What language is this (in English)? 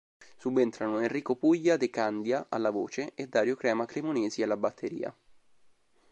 Italian